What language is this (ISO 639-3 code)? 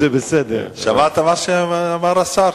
heb